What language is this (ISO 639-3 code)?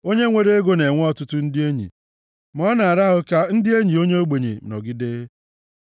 ibo